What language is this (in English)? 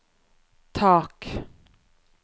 Norwegian